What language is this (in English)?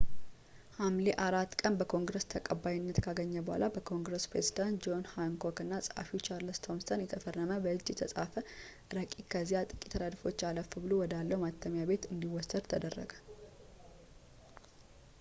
Amharic